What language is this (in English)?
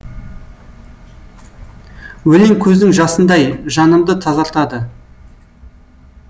Kazakh